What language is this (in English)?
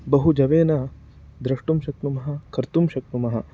Sanskrit